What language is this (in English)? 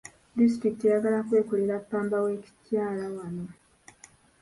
Ganda